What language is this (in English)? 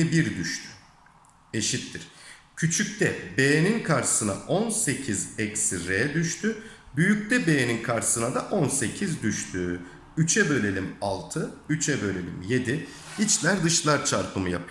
Turkish